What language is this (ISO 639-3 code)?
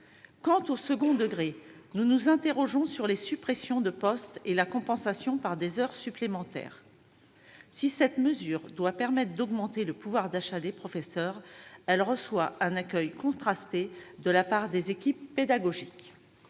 fra